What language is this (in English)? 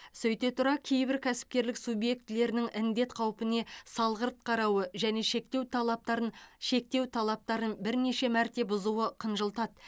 Kazakh